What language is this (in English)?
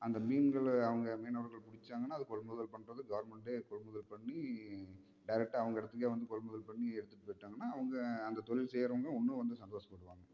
Tamil